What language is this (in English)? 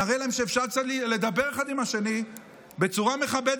Hebrew